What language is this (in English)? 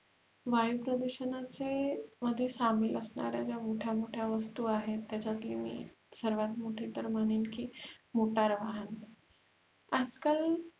Marathi